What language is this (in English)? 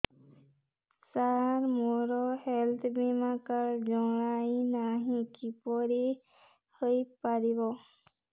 Odia